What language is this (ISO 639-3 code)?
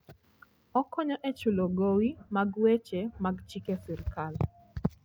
luo